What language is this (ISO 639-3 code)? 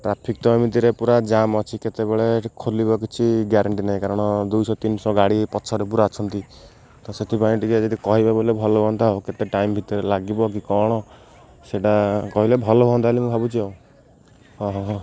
ori